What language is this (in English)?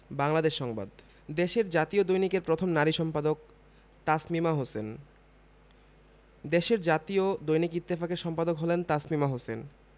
Bangla